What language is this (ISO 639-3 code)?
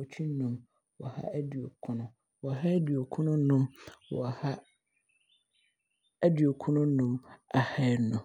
abr